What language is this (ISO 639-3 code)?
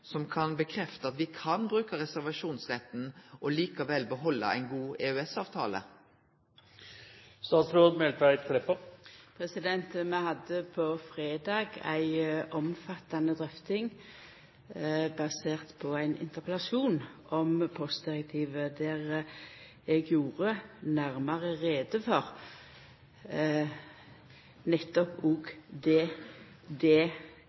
nno